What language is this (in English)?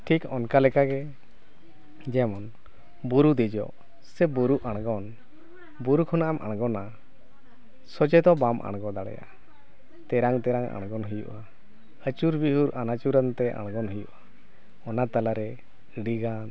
Santali